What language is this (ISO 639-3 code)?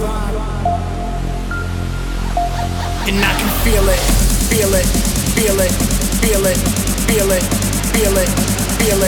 eng